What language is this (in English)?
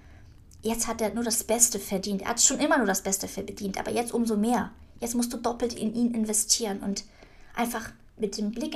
German